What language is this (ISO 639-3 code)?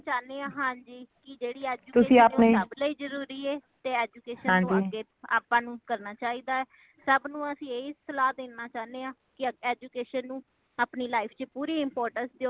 pan